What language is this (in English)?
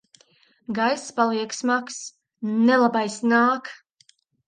Latvian